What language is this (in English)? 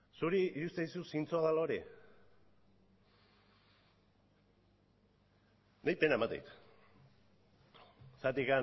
Basque